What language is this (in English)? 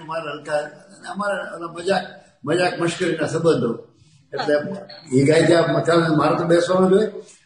Gujarati